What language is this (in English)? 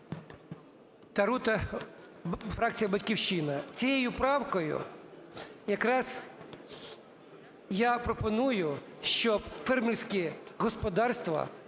Ukrainian